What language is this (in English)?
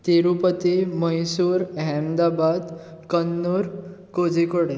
Konkani